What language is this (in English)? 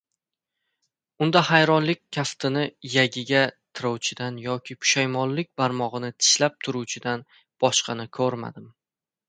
Uzbek